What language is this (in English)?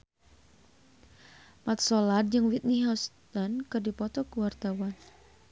Sundanese